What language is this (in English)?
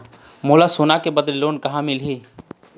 Chhattisgarhi